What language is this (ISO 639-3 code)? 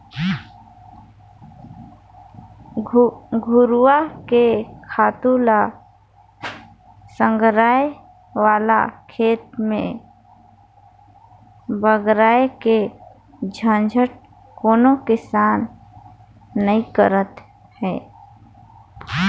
hne